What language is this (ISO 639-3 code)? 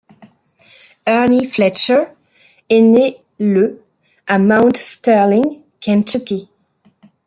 fra